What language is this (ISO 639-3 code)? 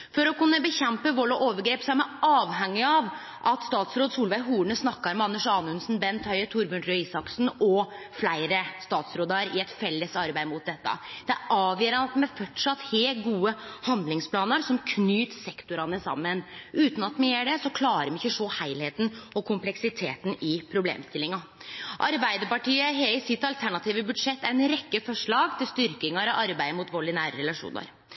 nno